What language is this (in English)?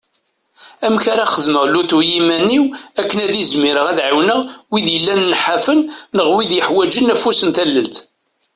Kabyle